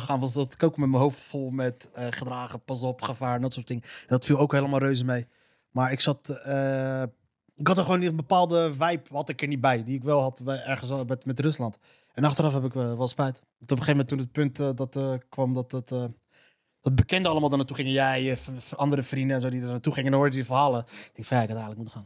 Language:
Dutch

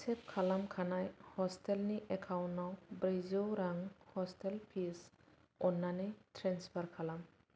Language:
Bodo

